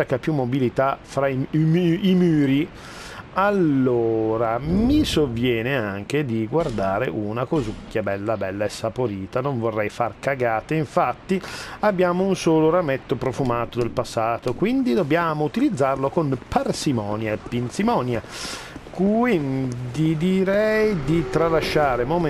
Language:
Italian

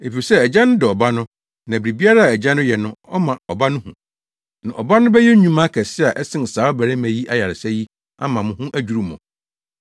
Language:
Akan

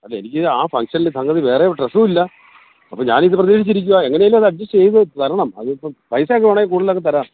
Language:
Malayalam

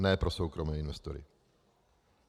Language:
Czech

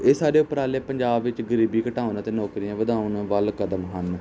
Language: Punjabi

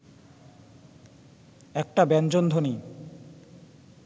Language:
Bangla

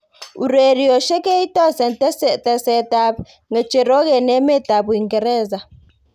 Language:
Kalenjin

